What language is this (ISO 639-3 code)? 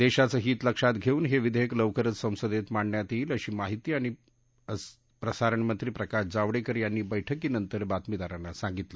mar